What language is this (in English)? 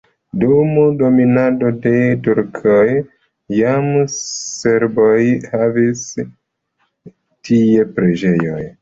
Esperanto